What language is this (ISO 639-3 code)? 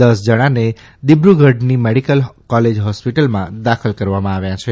guj